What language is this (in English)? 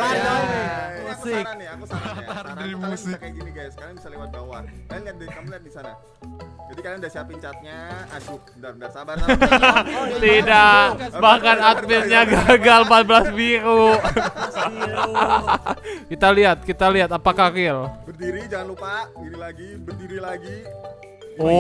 Indonesian